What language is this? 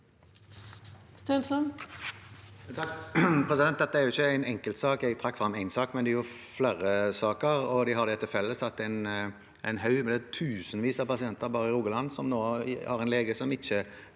Norwegian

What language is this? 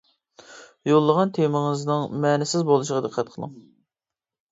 Uyghur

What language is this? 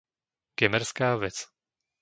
Slovak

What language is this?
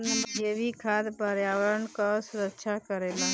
Bhojpuri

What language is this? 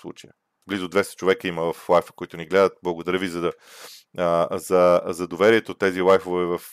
Bulgarian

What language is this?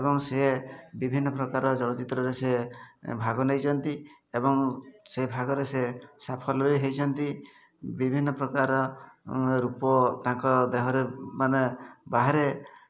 Odia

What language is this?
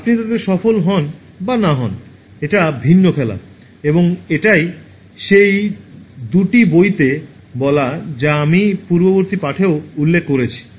Bangla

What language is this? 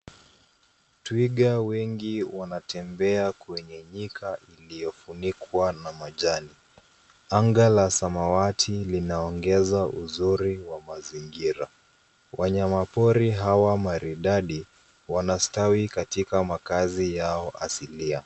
Swahili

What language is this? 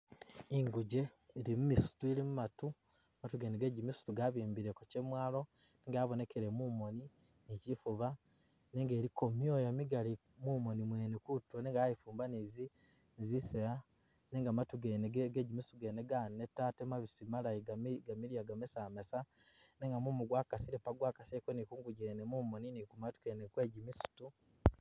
Masaaba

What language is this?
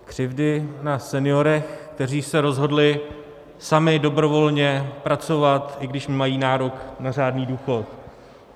Czech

